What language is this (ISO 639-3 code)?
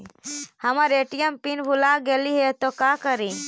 mag